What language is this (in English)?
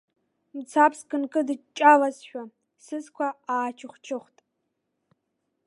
Abkhazian